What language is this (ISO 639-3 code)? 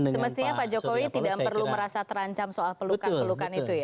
ind